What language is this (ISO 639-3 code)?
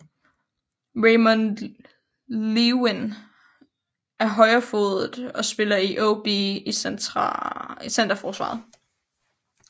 dan